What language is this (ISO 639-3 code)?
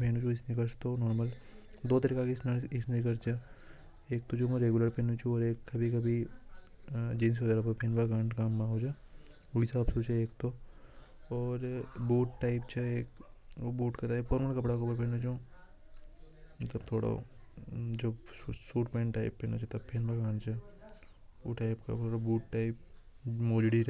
hoj